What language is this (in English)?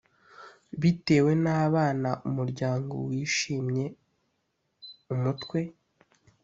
Kinyarwanda